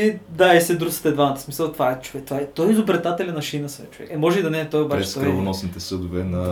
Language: Bulgarian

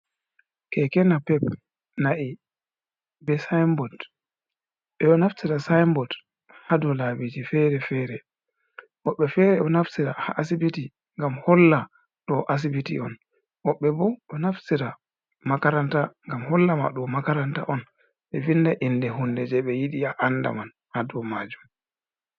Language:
Fula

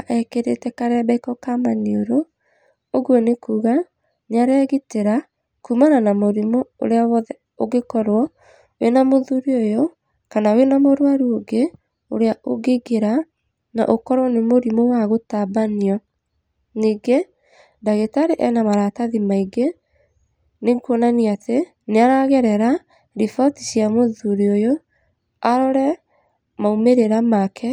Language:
Kikuyu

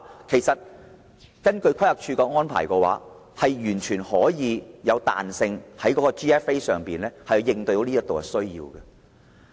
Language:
Cantonese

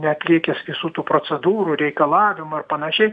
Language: Lithuanian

